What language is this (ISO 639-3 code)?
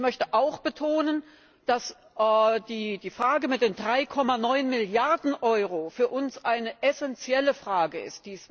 deu